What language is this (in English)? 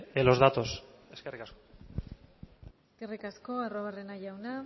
Basque